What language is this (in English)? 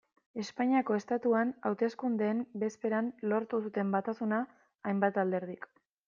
Basque